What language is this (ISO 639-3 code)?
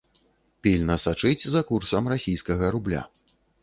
bel